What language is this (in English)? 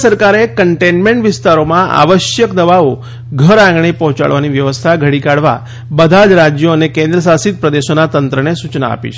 Gujarati